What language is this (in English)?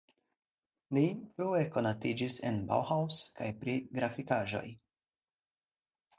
Esperanto